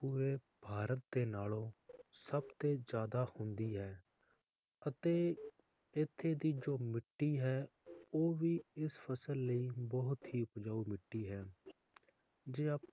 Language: Punjabi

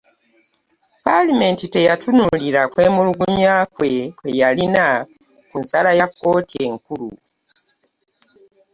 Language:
Ganda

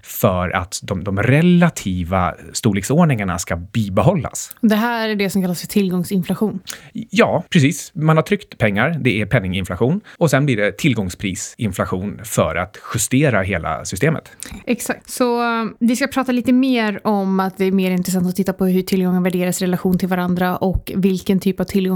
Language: Swedish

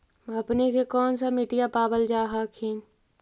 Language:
Magahi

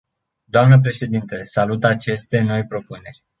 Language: Romanian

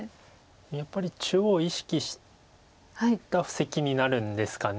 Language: Japanese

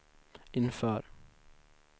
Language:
Swedish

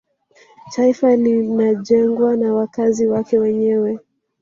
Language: Swahili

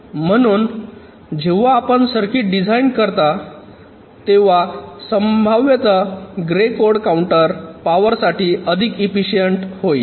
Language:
Marathi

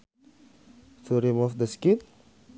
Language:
Sundanese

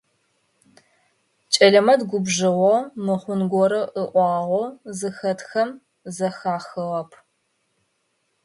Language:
Adyghe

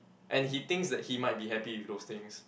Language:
English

